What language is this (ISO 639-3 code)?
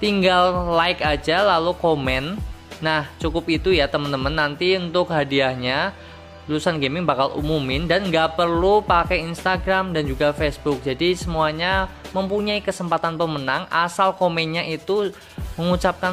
ind